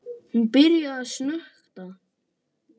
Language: Icelandic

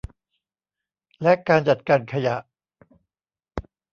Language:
Thai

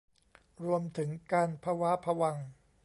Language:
Thai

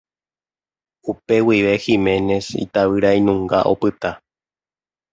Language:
Guarani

